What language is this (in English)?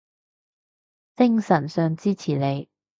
Cantonese